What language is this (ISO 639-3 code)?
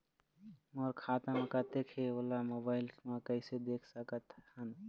hne